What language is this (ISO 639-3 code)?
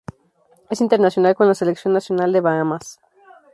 spa